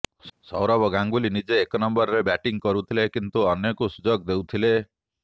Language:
Odia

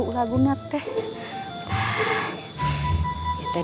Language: Indonesian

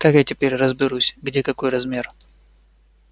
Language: Russian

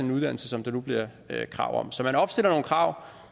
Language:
Danish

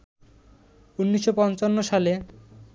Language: Bangla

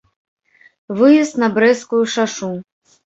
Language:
Belarusian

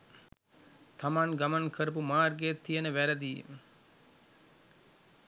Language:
Sinhala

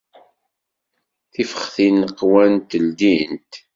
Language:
Kabyle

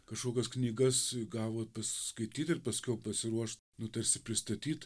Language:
Lithuanian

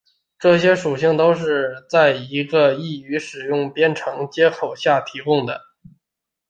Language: Chinese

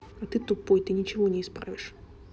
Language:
Russian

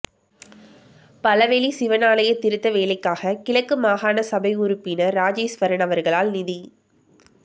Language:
Tamil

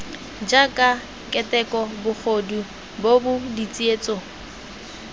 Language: Tswana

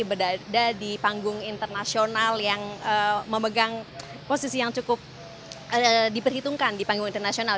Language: Indonesian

